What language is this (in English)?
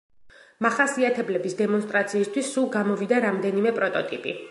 Georgian